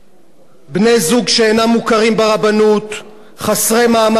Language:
Hebrew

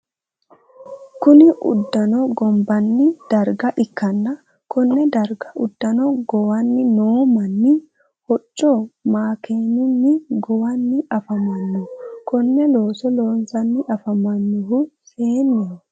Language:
Sidamo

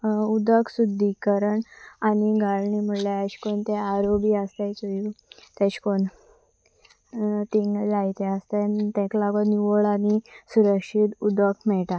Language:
Konkani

